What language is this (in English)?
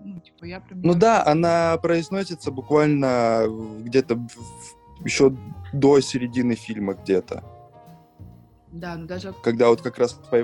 Russian